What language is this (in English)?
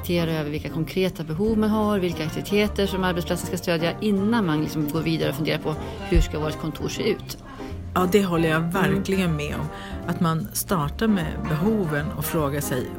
Swedish